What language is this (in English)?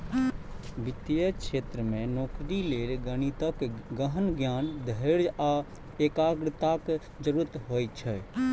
Maithili